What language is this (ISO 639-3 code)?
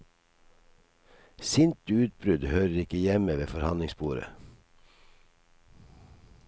nor